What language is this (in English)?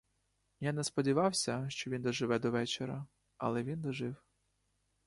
Ukrainian